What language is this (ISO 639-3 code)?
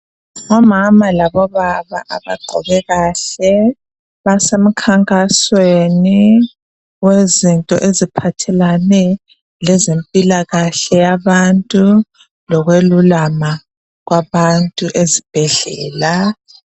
nde